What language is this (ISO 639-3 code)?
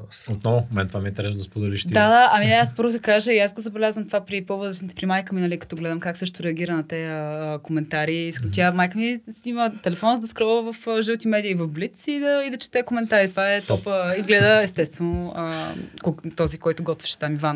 bul